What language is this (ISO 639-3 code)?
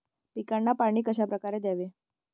mar